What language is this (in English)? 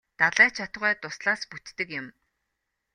Mongolian